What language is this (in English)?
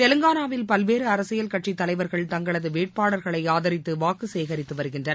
Tamil